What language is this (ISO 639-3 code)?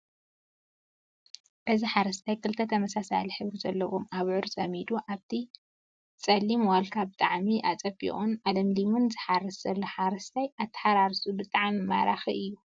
tir